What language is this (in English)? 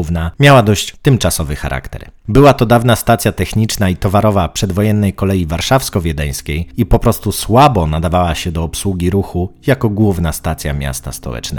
Polish